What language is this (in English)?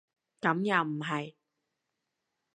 Cantonese